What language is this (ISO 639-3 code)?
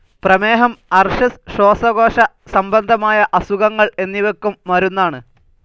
mal